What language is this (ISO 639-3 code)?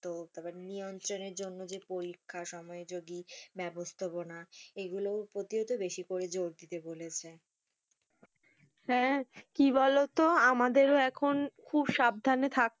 ben